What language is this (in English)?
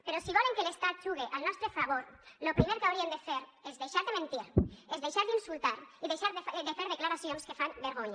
Catalan